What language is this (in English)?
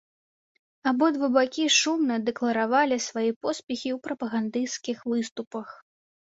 Belarusian